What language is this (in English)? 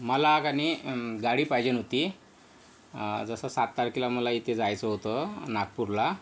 Marathi